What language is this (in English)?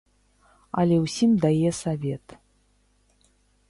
Belarusian